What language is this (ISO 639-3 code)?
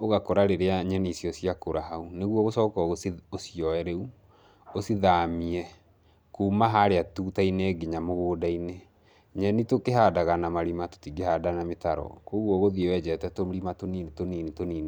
kik